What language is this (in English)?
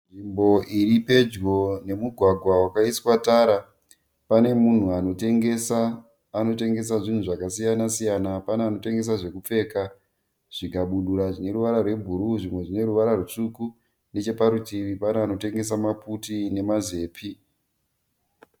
Shona